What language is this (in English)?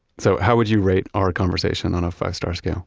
English